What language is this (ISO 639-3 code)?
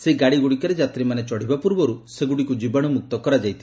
ori